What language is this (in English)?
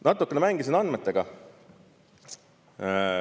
Estonian